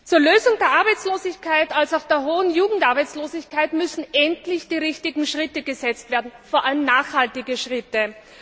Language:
German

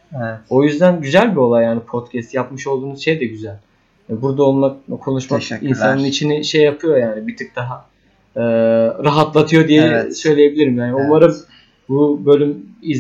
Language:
Turkish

